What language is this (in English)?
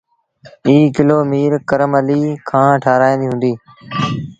Sindhi Bhil